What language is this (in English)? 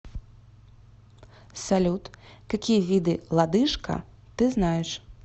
Russian